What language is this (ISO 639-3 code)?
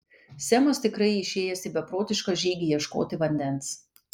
lit